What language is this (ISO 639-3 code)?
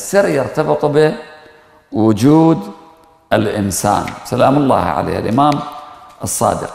ara